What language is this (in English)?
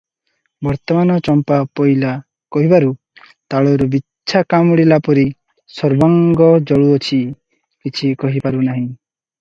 Odia